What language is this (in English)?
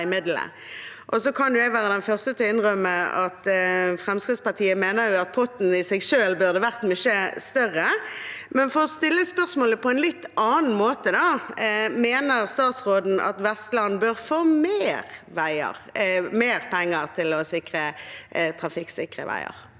Norwegian